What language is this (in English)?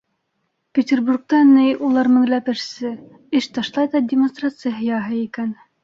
Bashkir